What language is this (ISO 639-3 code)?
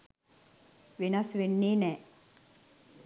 sin